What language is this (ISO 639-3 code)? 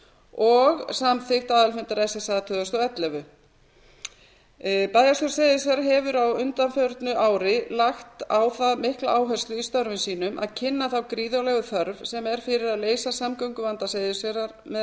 isl